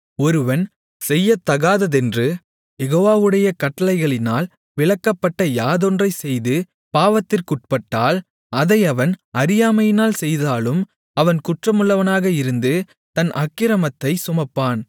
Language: Tamil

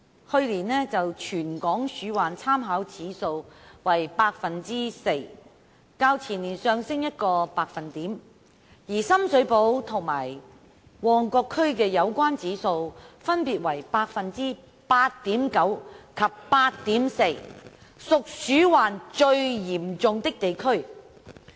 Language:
Cantonese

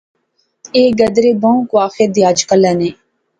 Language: Pahari-Potwari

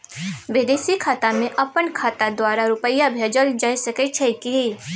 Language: Maithili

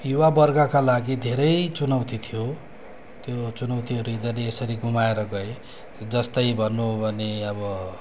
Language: Nepali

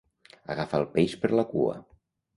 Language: Catalan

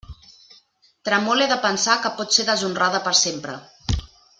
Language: Catalan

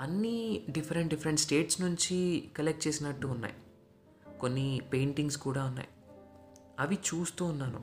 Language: Telugu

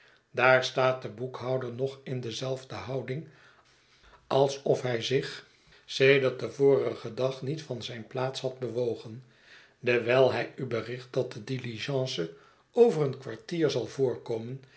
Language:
Dutch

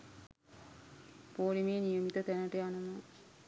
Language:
Sinhala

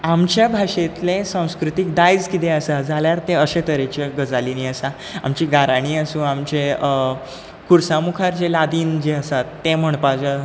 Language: Konkani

